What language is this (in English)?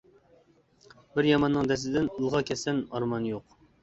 Uyghur